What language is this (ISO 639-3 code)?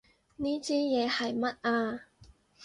yue